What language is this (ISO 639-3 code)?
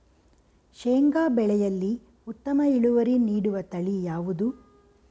kan